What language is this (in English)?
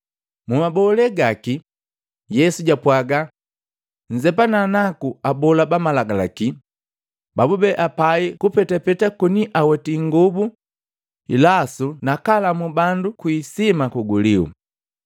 Matengo